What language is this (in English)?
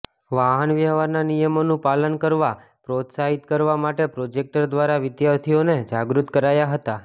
Gujarati